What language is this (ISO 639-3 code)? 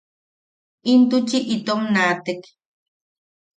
yaq